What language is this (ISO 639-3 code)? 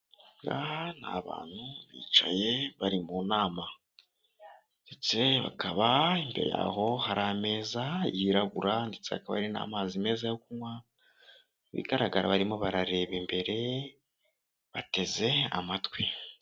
kin